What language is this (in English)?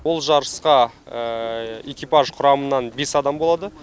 Kazakh